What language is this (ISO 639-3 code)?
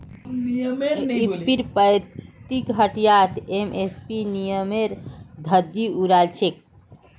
mag